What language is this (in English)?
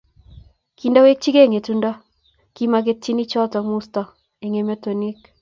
Kalenjin